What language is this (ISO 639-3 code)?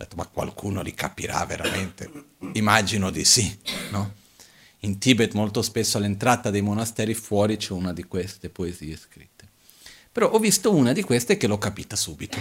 ita